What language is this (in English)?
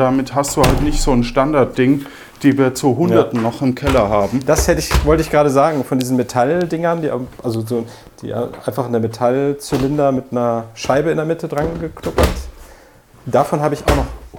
German